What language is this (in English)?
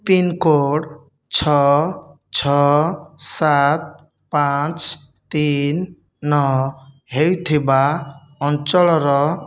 Odia